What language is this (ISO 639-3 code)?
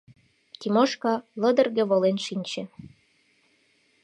chm